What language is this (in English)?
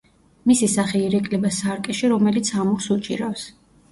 Georgian